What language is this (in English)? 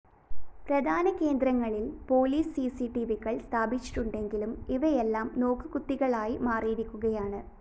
Malayalam